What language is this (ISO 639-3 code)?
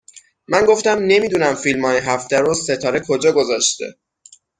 fas